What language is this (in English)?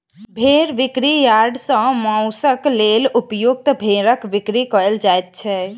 Maithili